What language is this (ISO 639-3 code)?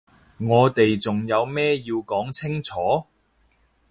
yue